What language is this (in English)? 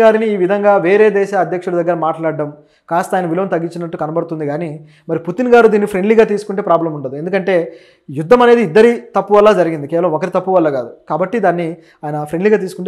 Telugu